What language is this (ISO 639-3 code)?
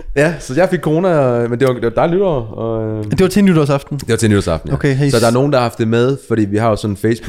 dan